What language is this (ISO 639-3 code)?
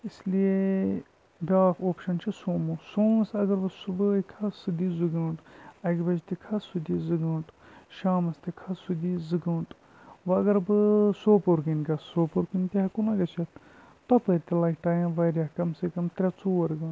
kas